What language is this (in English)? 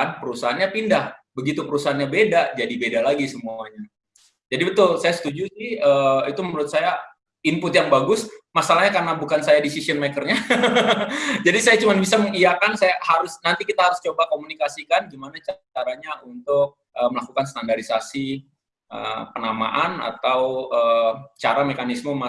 Indonesian